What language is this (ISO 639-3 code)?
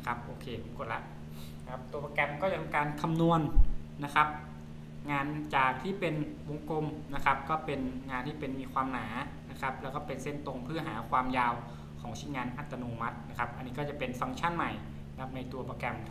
tha